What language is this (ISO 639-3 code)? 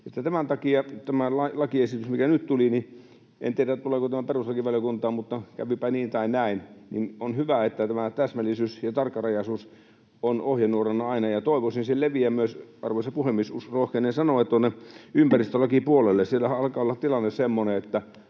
fin